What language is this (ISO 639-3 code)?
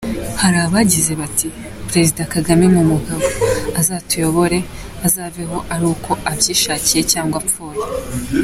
kin